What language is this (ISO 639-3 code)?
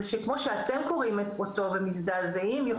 heb